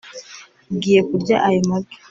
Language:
Kinyarwanda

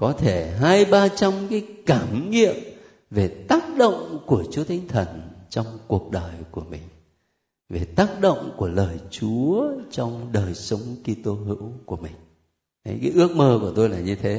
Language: Vietnamese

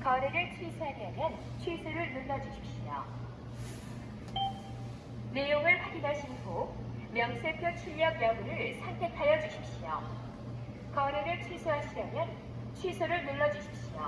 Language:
Korean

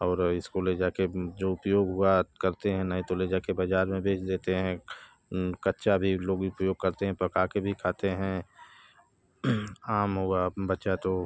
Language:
Hindi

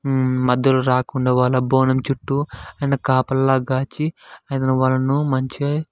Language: Telugu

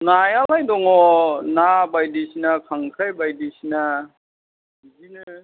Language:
Bodo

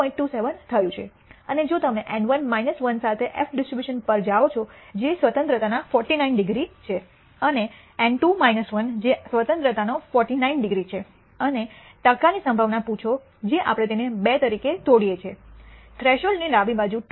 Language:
Gujarati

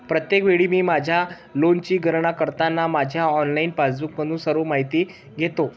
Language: Marathi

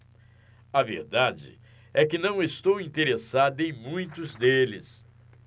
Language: Portuguese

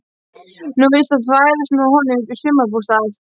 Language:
Icelandic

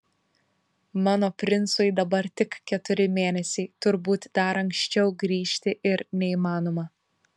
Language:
Lithuanian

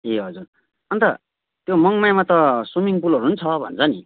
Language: Nepali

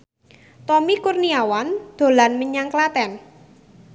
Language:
Javanese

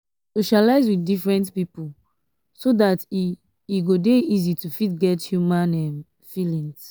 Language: Nigerian Pidgin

